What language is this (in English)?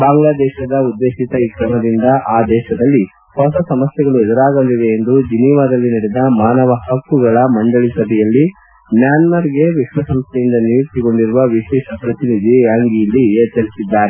Kannada